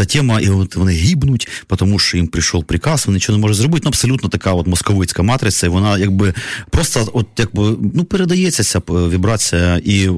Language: Ukrainian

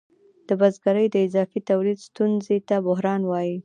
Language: Pashto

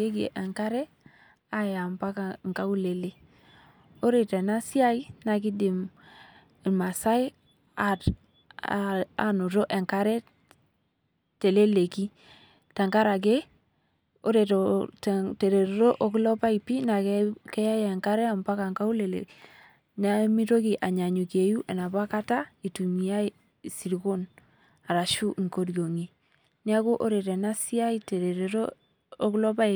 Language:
Masai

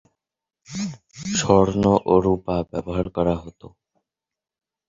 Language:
Bangla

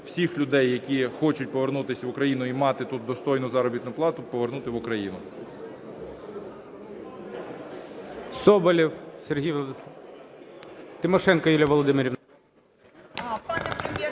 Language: Ukrainian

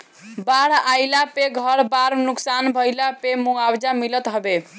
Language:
Bhojpuri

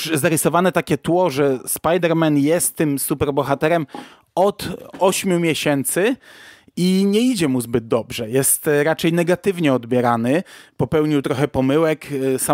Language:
Polish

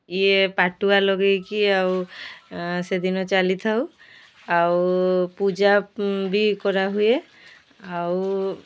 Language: Odia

